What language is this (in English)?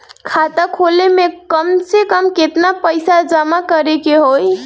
Bhojpuri